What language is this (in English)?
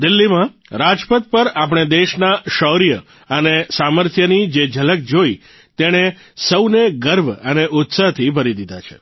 Gujarati